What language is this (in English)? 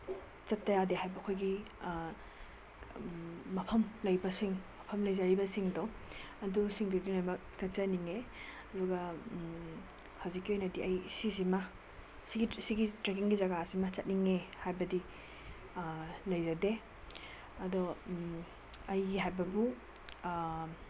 Manipuri